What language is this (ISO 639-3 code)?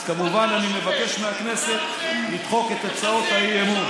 heb